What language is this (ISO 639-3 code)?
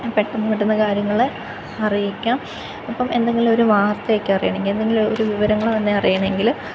mal